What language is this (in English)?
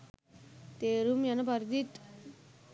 Sinhala